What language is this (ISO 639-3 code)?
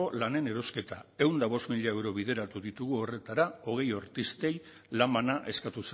eus